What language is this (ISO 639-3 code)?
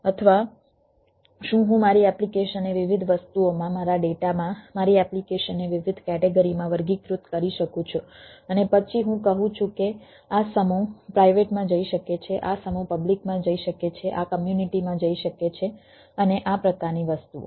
guj